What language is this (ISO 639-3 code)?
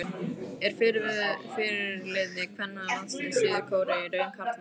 isl